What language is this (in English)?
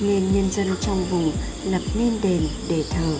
Vietnamese